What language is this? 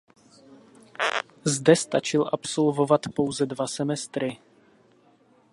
Czech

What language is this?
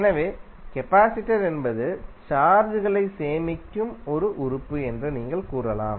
Tamil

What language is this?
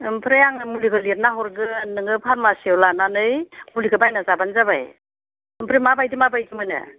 Bodo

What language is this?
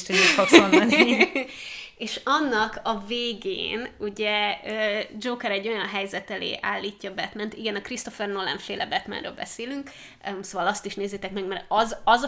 Hungarian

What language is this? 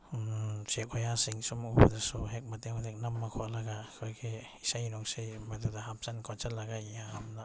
Manipuri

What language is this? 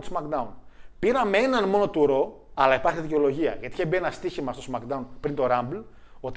Greek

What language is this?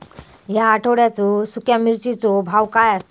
Marathi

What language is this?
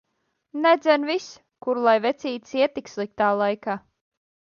Latvian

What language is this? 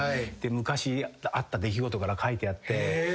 Japanese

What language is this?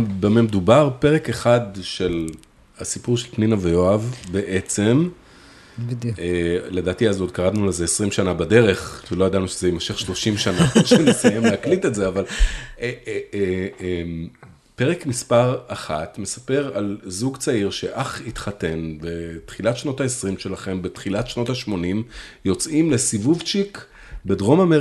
Hebrew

